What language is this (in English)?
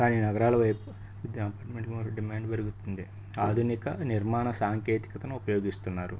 Telugu